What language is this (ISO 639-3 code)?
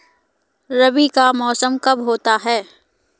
hin